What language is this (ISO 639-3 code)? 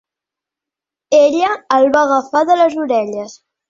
cat